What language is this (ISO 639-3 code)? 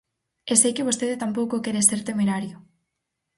glg